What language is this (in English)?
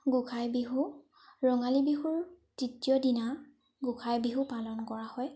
Assamese